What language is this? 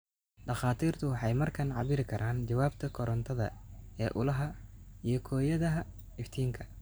Somali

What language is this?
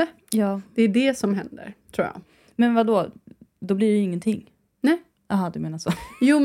Swedish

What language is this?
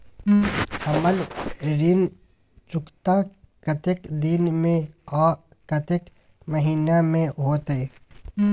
Maithili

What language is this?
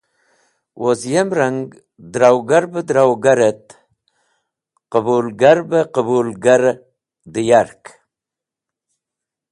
Wakhi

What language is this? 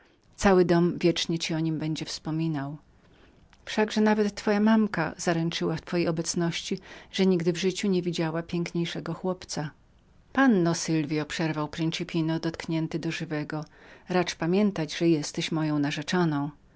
Polish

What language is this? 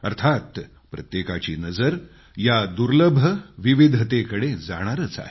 Marathi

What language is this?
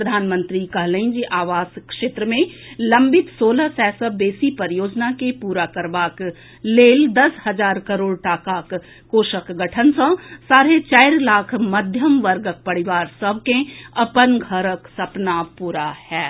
Maithili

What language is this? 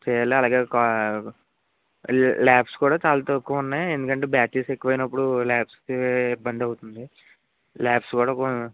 Telugu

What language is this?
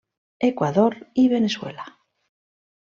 Catalan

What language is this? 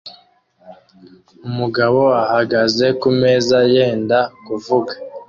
Kinyarwanda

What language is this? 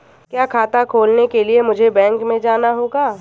Hindi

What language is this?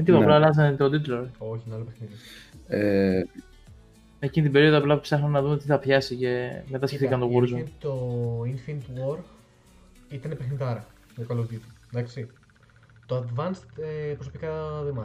Greek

